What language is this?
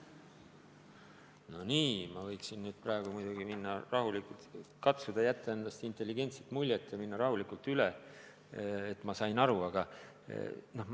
Estonian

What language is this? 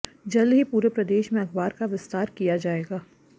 Hindi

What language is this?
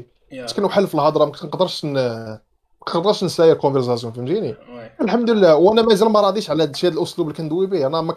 Arabic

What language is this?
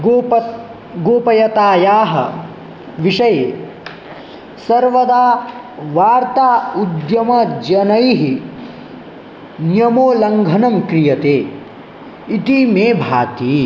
Sanskrit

